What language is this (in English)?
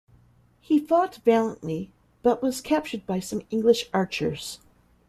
English